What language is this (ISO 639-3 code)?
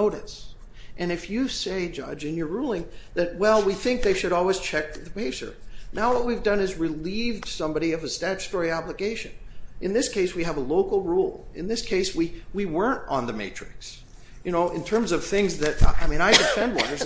eng